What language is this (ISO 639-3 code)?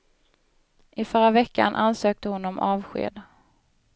swe